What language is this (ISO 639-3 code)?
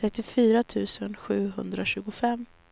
swe